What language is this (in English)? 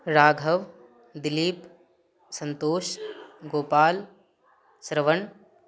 Maithili